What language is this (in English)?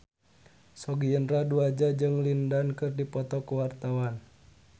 Sundanese